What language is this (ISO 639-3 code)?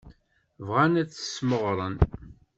kab